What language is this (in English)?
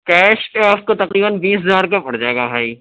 Urdu